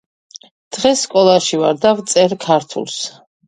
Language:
Georgian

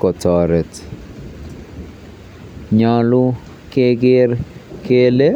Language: Kalenjin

